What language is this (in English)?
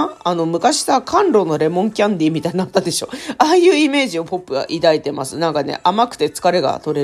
Japanese